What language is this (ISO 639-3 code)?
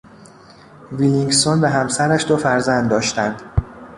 fas